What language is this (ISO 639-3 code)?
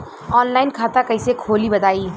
bho